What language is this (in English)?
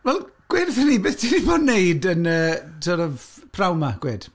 Welsh